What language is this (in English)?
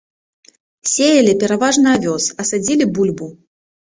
Belarusian